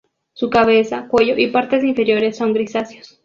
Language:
Spanish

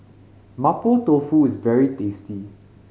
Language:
English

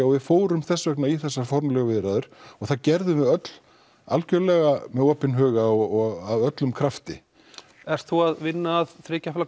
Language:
Icelandic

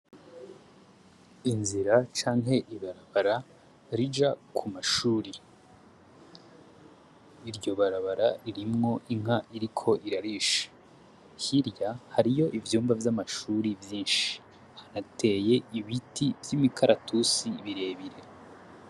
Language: Rundi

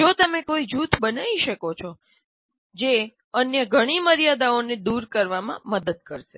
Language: Gujarati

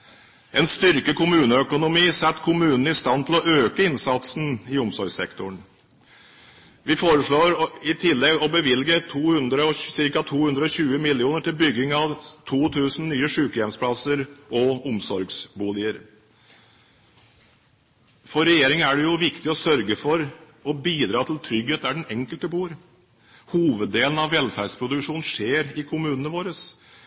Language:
Norwegian Bokmål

